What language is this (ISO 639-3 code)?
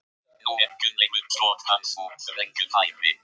isl